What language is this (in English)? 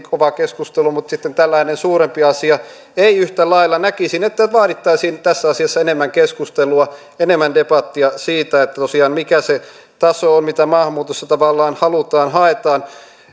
Finnish